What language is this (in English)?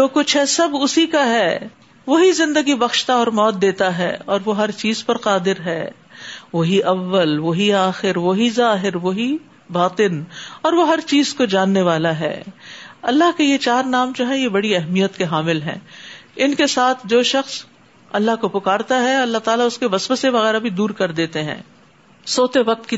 Urdu